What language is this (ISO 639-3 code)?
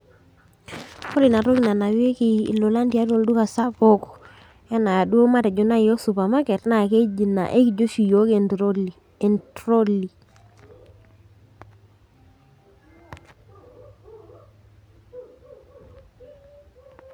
mas